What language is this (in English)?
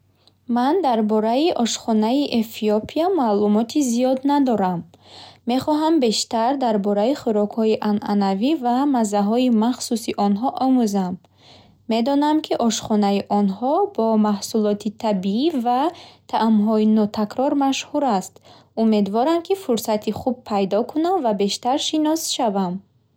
Bukharic